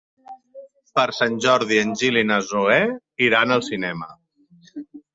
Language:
Catalan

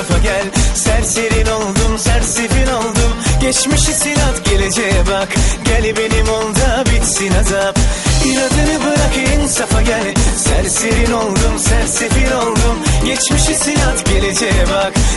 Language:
Turkish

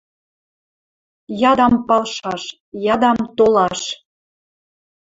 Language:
Western Mari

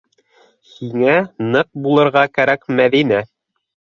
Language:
Bashkir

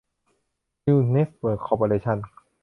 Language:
Thai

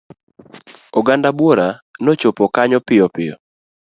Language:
Luo (Kenya and Tanzania)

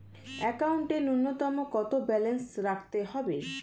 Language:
Bangla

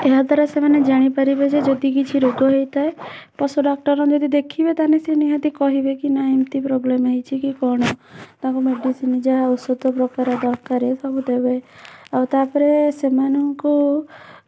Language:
Odia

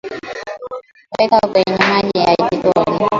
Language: Swahili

